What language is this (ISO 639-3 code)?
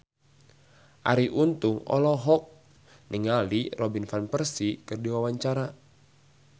sun